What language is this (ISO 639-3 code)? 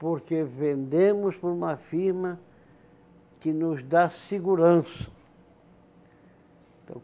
por